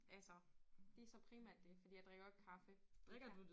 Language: Danish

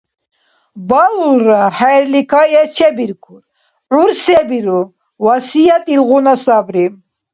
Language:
Dargwa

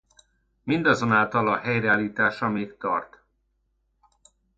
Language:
Hungarian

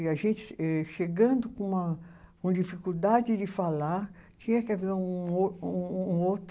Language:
Portuguese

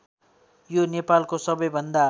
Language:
Nepali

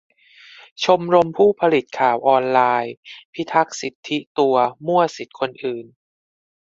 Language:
Thai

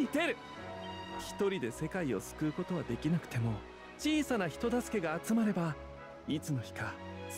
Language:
Japanese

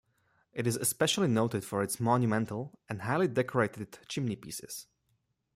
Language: English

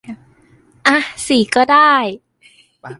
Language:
Thai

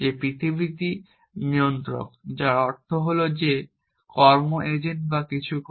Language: Bangla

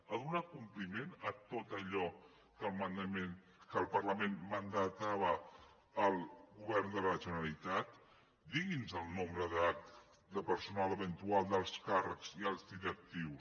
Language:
Catalan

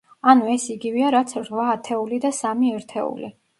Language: Georgian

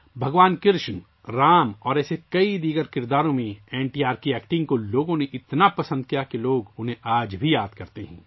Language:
Urdu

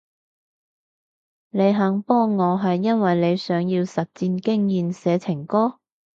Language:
Cantonese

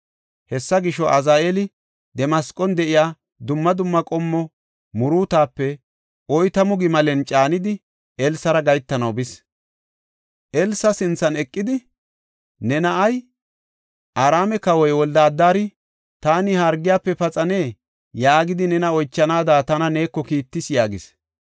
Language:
Gofa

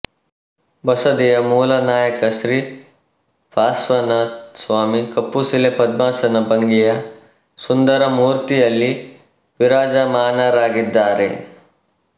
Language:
Kannada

